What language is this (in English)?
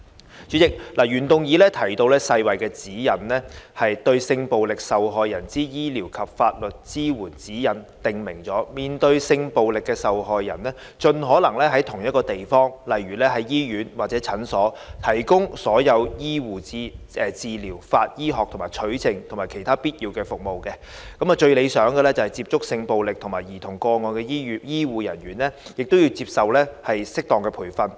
Cantonese